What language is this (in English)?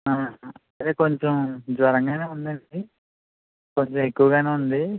Telugu